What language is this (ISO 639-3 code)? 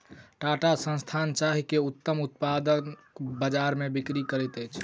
mai